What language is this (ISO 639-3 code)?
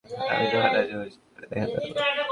ben